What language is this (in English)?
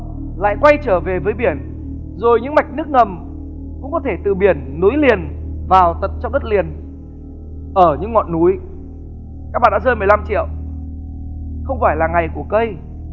Vietnamese